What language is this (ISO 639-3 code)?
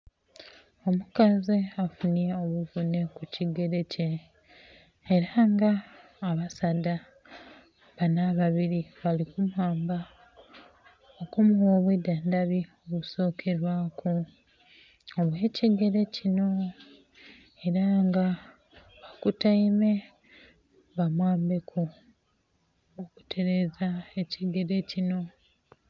xog